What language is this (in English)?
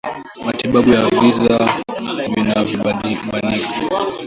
Swahili